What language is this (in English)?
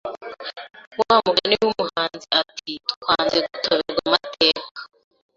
Kinyarwanda